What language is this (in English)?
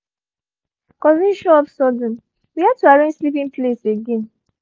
Nigerian Pidgin